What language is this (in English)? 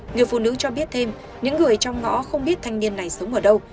Vietnamese